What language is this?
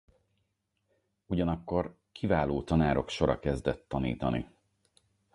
Hungarian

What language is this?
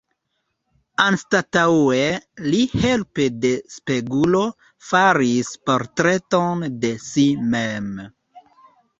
Esperanto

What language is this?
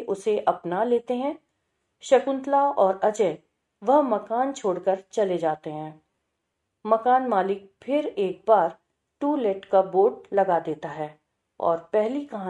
Hindi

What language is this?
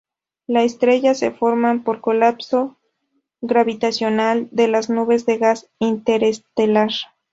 Spanish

